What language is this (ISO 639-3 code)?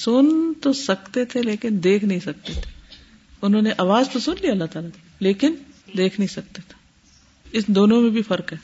urd